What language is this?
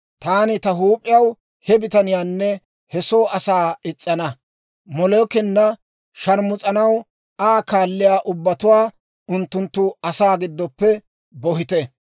Dawro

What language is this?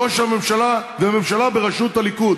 Hebrew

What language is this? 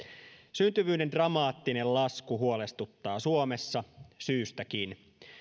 Finnish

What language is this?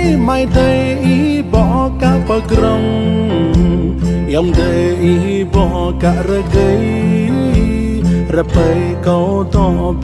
Vietnamese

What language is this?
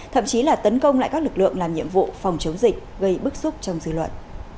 Vietnamese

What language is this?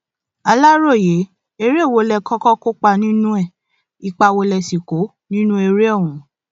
Yoruba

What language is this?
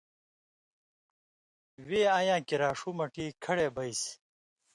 Indus Kohistani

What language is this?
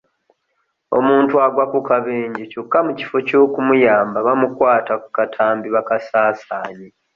Ganda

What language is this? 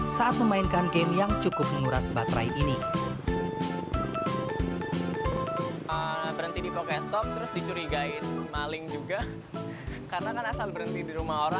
Indonesian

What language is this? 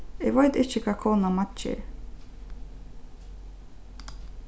Faroese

